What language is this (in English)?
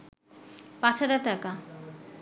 Bangla